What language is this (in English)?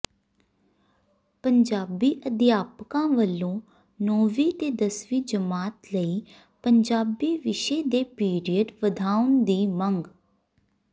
Punjabi